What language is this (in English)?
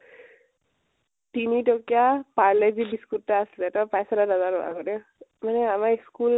Assamese